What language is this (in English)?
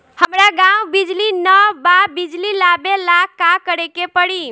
Bhojpuri